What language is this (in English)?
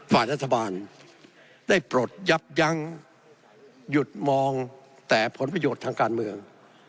Thai